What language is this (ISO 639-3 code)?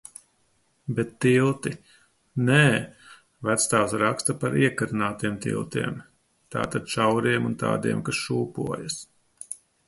lav